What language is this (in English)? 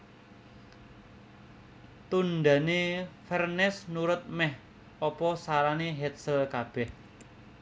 Javanese